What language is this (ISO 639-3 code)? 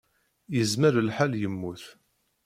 kab